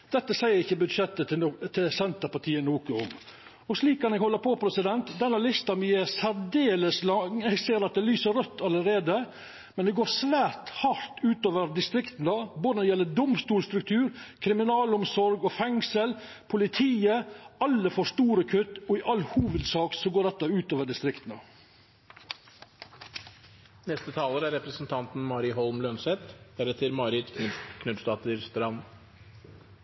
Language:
Norwegian Nynorsk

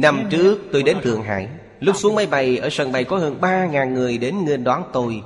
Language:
Vietnamese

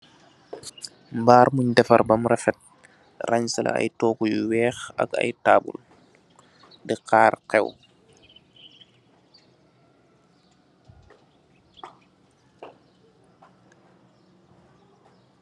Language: Wolof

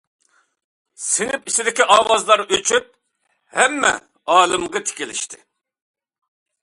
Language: Uyghur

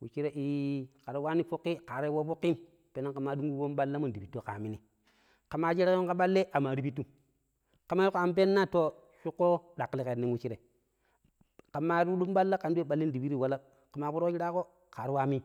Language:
Pero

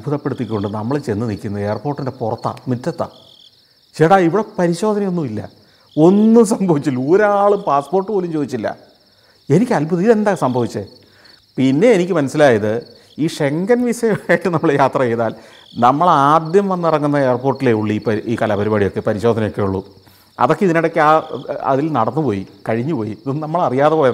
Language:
Malayalam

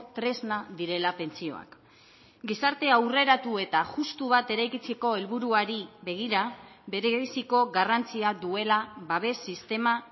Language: Basque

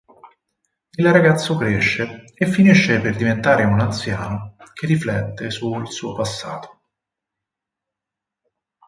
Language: Italian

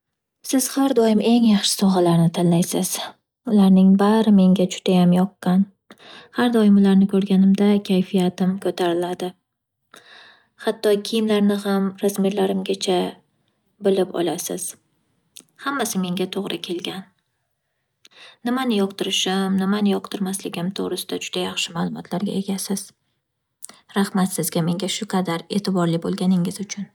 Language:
Uzbek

